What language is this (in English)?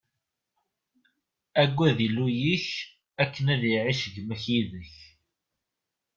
Kabyle